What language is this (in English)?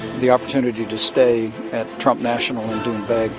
English